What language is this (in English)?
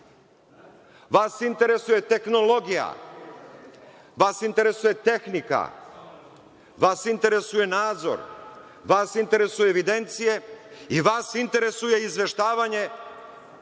Serbian